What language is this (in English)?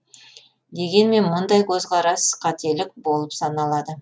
Kazakh